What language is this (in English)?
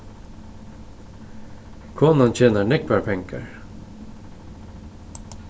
Faroese